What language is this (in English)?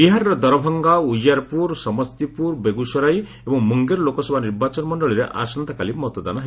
Odia